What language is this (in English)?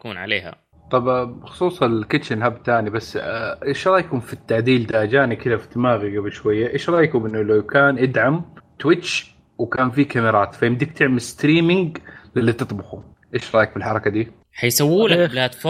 Arabic